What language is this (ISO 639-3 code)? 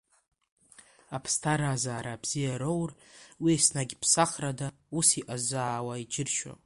abk